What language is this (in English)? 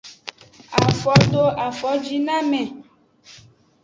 Aja (Benin)